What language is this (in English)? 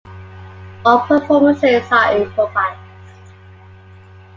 English